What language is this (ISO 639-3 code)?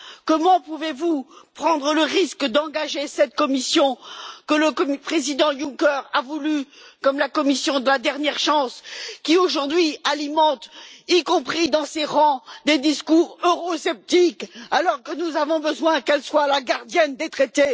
fra